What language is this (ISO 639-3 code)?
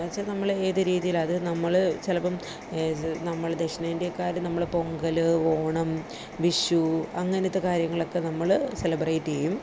mal